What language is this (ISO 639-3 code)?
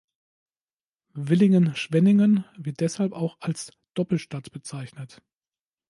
deu